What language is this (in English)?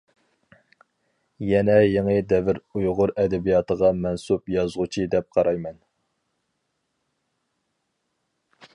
Uyghur